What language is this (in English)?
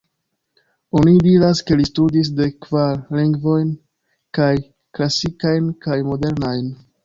Esperanto